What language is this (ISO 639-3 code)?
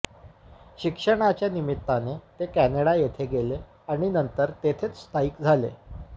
mar